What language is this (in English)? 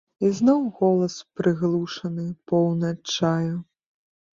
Belarusian